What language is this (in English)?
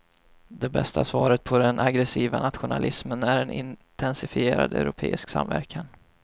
Swedish